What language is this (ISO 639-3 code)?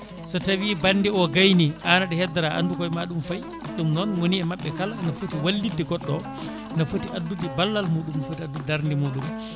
ful